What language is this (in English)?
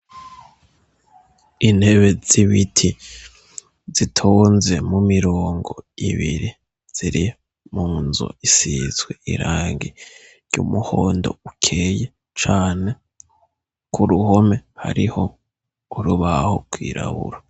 Rundi